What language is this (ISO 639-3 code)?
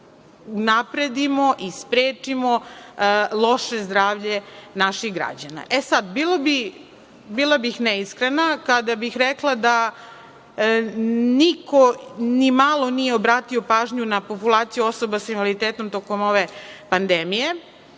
srp